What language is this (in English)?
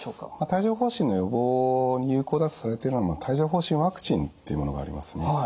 Japanese